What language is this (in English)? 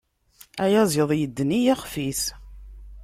Kabyle